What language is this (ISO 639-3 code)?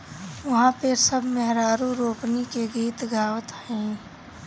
bho